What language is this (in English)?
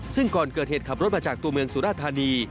Thai